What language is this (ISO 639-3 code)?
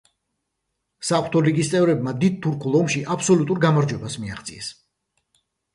kat